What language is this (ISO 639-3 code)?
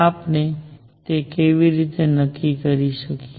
guj